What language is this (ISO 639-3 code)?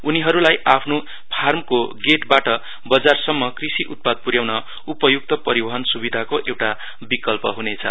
nep